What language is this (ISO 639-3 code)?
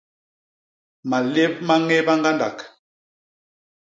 bas